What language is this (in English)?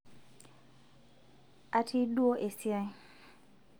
Masai